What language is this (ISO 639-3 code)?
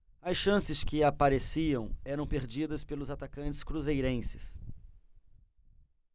por